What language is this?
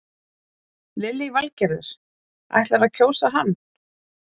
Icelandic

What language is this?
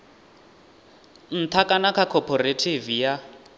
Venda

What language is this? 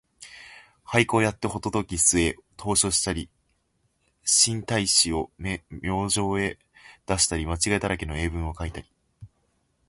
Japanese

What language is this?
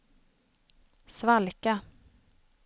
Swedish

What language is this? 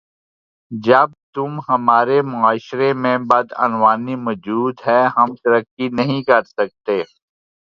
Urdu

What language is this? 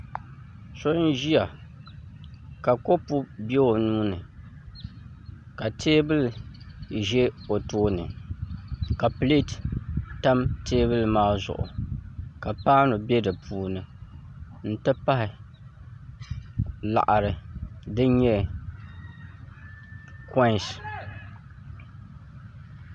Dagbani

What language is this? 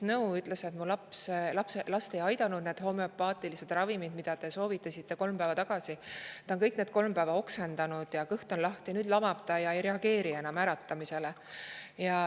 Estonian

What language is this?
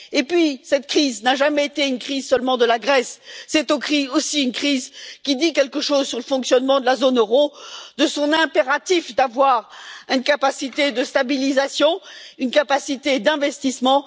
French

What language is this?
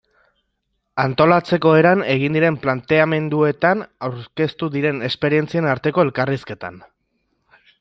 Basque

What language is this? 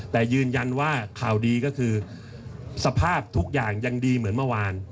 Thai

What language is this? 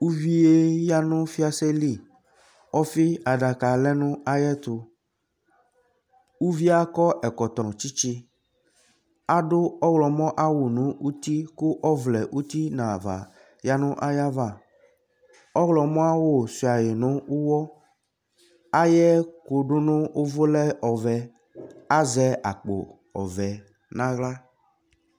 Ikposo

